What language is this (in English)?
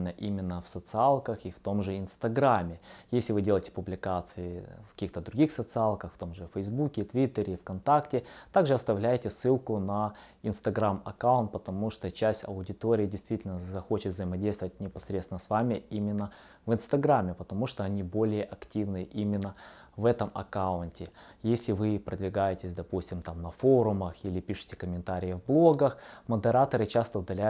Russian